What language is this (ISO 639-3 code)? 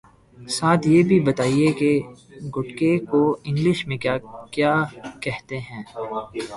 urd